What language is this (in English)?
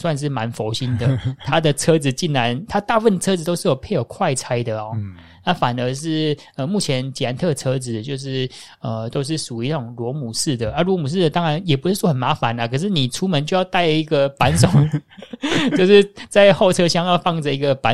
Chinese